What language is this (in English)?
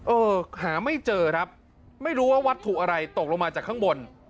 Thai